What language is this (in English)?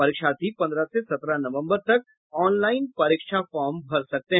Hindi